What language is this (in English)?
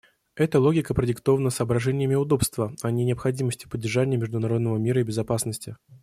Russian